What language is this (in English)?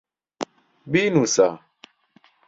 Central Kurdish